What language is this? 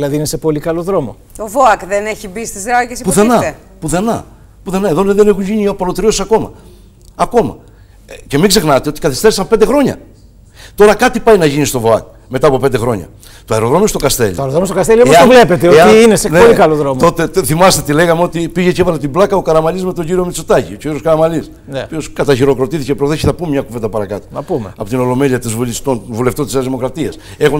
Greek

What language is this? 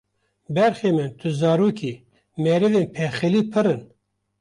Kurdish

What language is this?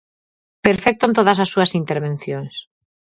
Galician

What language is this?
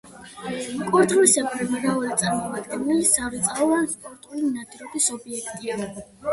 Georgian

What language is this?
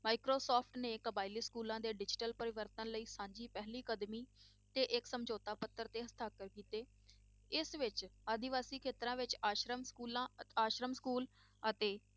Punjabi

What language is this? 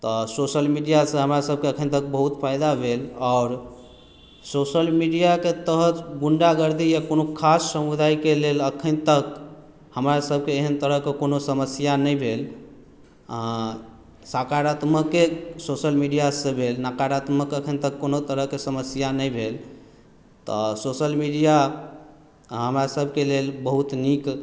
Maithili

